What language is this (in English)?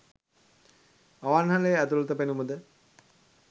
Sinhala